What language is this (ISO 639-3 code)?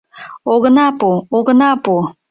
chm